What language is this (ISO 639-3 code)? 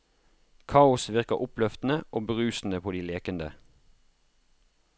nor